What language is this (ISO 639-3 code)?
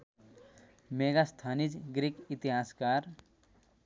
nep